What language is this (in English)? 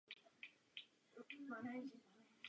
Czech